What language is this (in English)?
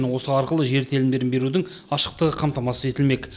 Kazakh